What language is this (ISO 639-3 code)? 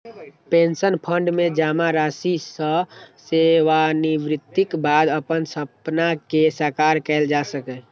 mai